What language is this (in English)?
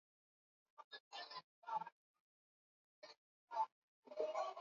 Swahili